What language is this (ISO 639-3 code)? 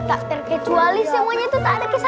ind